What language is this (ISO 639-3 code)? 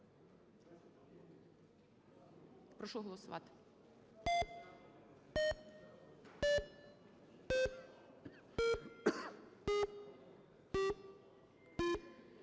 ukr